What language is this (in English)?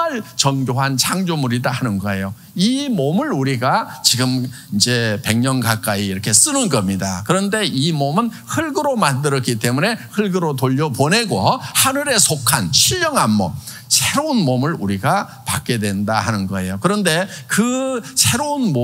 Korean